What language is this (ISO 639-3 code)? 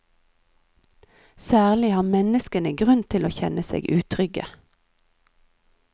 nor